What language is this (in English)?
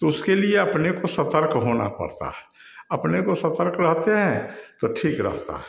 Hindi